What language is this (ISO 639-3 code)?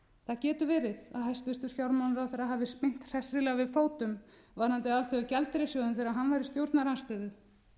isl